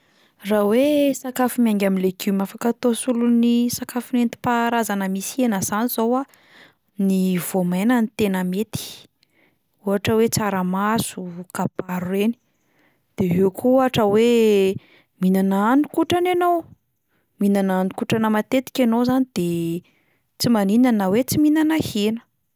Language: Malagasy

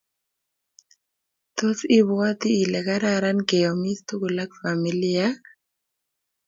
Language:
Kalenjin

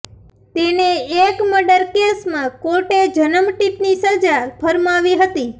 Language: Gujarati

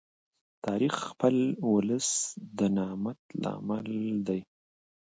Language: Pashto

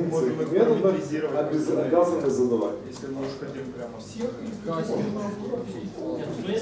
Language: Russian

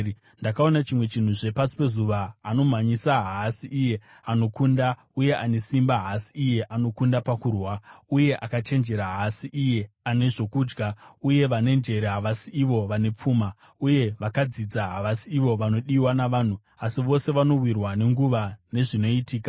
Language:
Shona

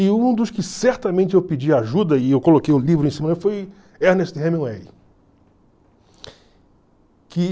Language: Portuguese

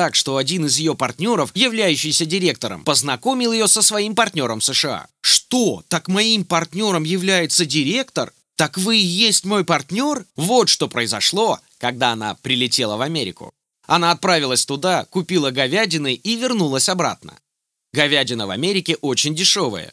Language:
Russian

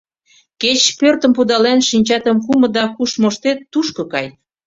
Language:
Mari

